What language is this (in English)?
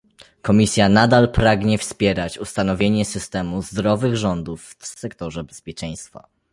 Polish